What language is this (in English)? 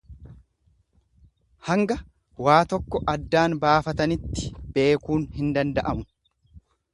Oromo